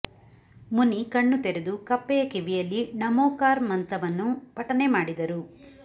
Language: Kannada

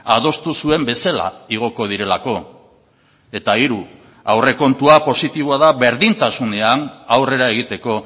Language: Basque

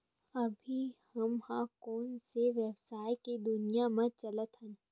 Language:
Chhattisgarhi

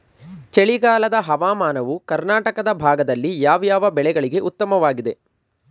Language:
Kannada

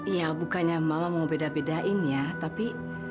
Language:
Indonesian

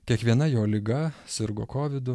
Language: Lithuanian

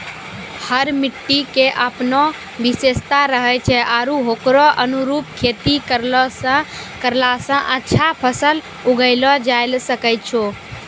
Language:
Maithili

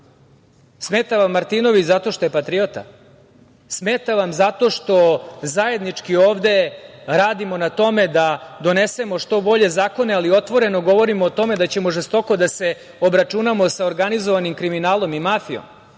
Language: Serbian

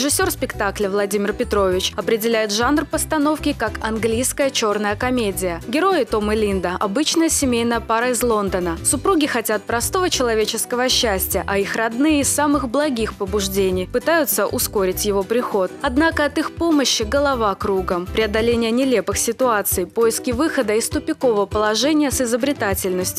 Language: Russian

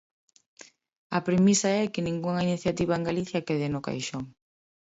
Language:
Galician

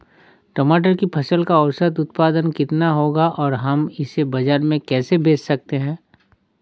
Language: Hindi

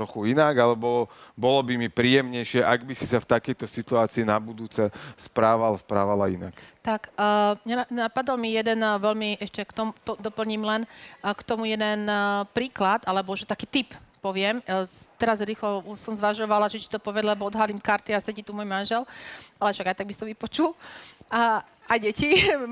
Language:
Slovak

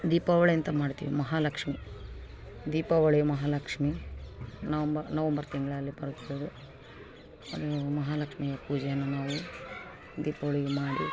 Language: Kannada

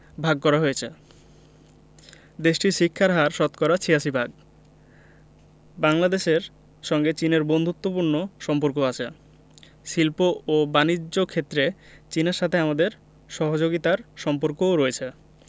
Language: Bangla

